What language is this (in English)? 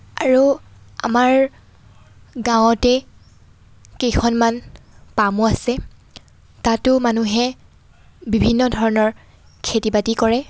Assamese